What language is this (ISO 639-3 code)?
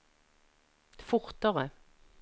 nor